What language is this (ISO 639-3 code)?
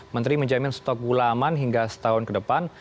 ind